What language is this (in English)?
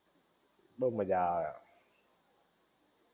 Gujarati